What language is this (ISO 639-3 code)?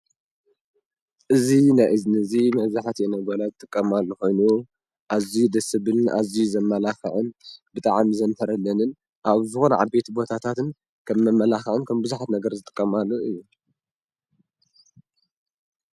tir